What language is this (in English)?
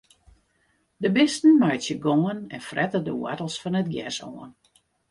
Western Frisian